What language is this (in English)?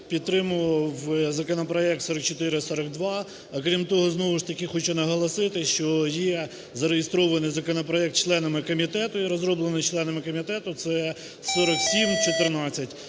Ukrainian